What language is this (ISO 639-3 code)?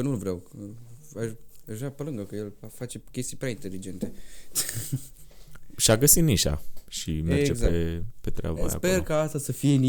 ron